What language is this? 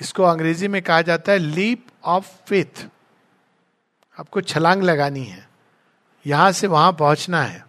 Hindi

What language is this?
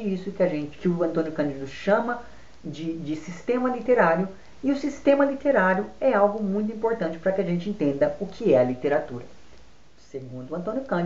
Portuguese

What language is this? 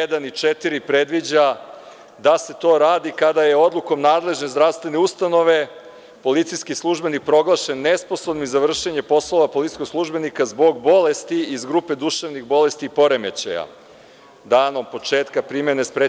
Serbian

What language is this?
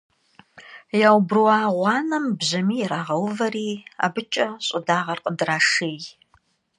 Kabardian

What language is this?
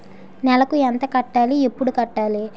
Telugu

